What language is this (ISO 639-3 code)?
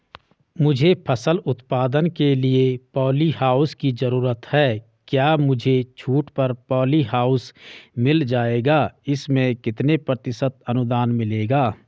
hin